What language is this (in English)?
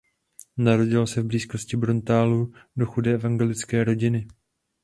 Czech